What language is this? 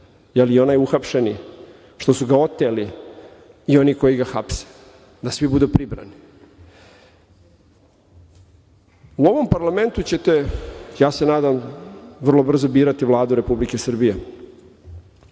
Serbian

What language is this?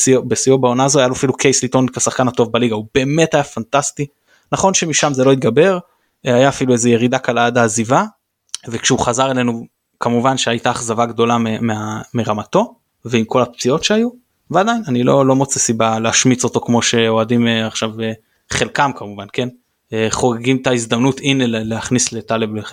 Hebrew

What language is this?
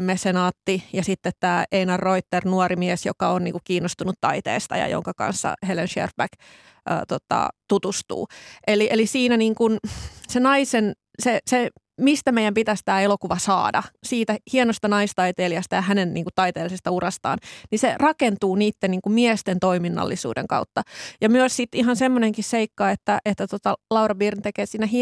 Finnish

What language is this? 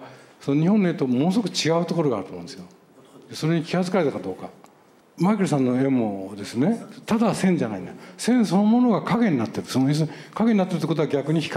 Japanese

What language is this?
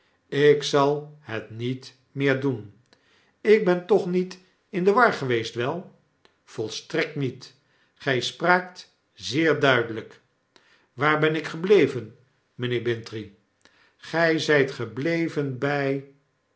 Dutch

